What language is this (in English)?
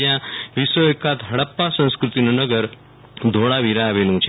Gujarati